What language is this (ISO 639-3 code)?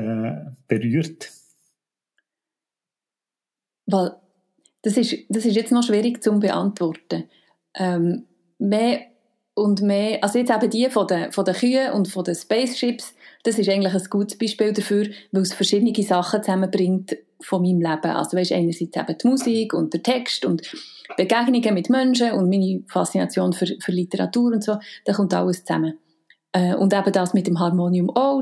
deu